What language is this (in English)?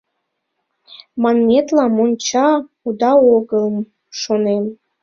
Mari